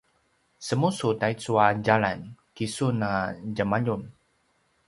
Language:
Paiwan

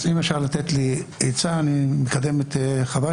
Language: Hebrew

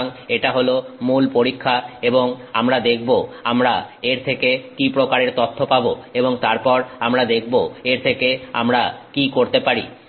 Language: Bangla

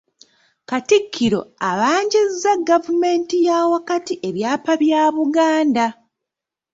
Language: Ganda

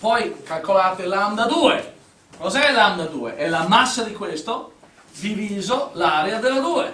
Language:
Italian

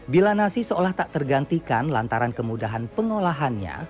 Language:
Indonesian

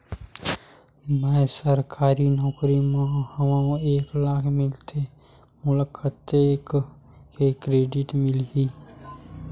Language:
Chhattisgarhi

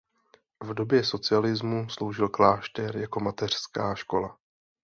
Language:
Czech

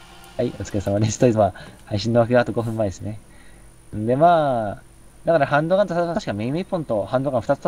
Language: Japanese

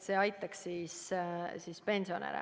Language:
Estonian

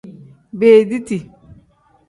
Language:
Tem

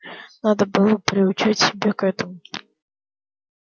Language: Russian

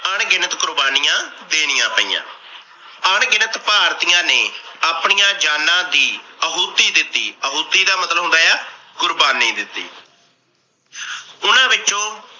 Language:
Punjabi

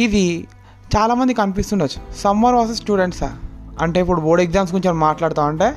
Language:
Telugu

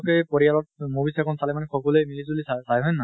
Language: Assamese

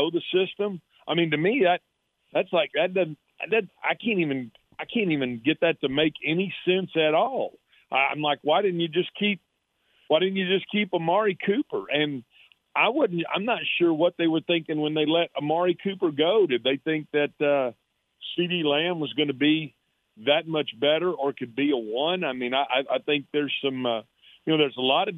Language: English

